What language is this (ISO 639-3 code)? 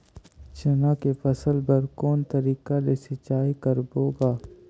hne